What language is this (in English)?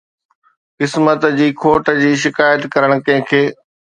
Sindhi